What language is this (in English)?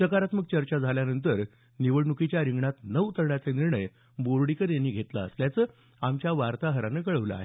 Marathi